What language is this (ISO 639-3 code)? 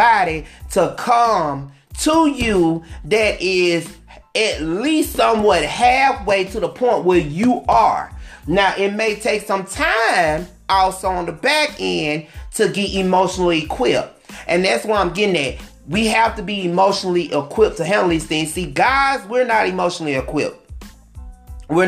eng